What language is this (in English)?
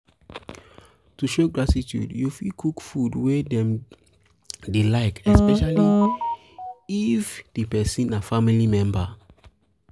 Nigerian Pidgin